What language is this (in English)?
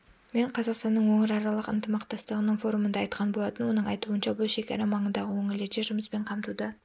Kazakh